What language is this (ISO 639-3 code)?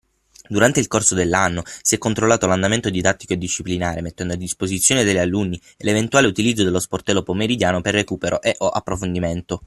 ita